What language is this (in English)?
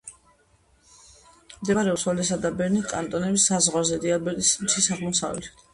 Georgian